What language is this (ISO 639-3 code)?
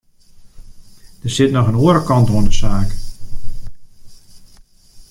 fry